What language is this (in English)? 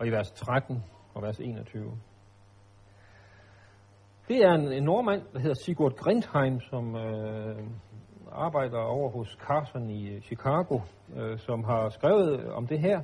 Danish